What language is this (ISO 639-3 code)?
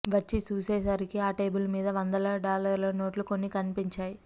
tel